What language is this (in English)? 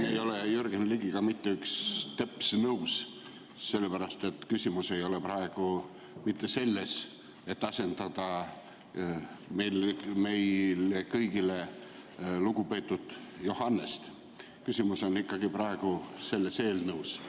Estonian